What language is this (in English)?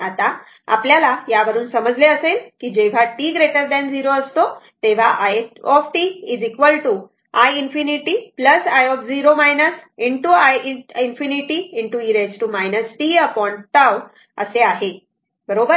Marathi